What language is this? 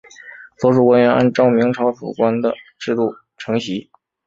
Chinese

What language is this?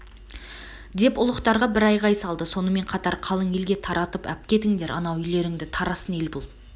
Kazakh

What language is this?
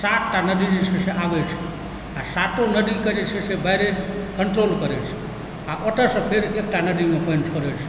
Maithili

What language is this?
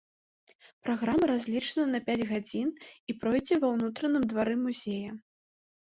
Belarusian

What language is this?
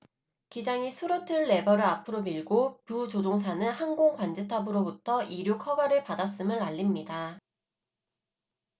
Korean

